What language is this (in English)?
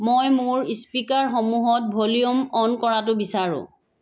Assamese